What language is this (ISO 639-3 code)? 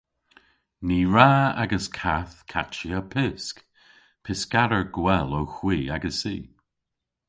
cor